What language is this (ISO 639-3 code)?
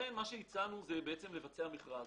heb